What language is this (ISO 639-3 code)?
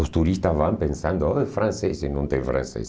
por